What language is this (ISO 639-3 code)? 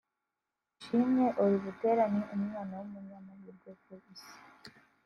kin